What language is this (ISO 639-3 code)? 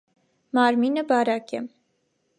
hye